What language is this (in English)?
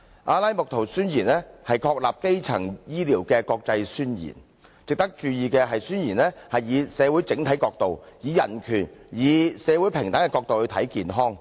Cantonese